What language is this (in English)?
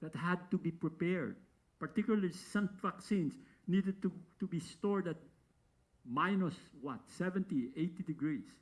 English